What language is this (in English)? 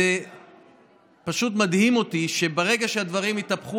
Hebrew